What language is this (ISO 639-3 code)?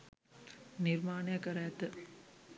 sin